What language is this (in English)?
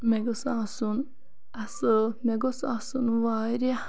Kashmiri